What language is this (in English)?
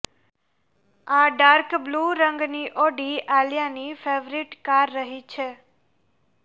Gujarati